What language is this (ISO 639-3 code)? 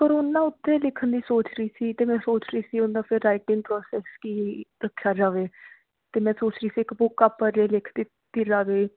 pan